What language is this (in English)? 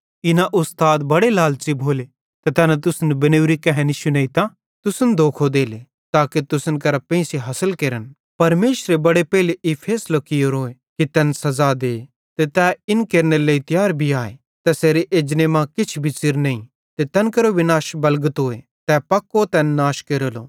Bhadrawahi